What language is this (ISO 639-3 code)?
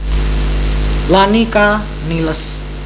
jav